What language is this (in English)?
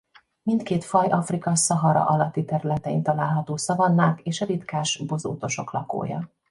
Hungarian